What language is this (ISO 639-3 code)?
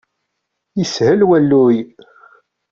kab